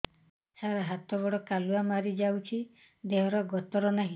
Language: Odia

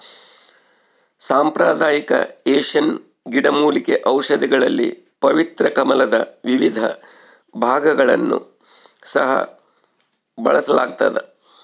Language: Kannada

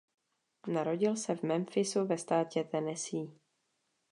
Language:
Czech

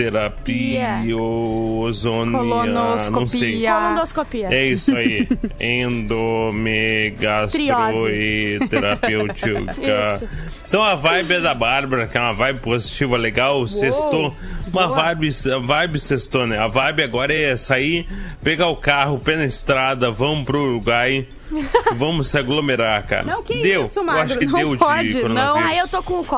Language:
Portuguese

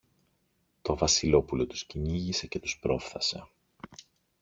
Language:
Greek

